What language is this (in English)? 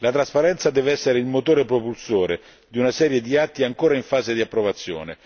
Italian